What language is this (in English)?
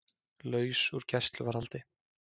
Icelandic